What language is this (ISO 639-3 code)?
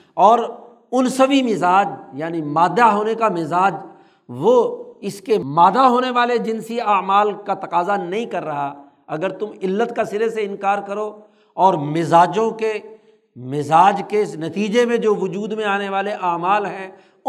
urd